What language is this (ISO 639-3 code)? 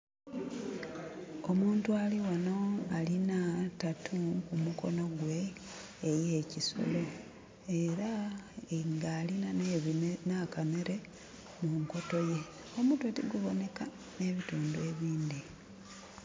xog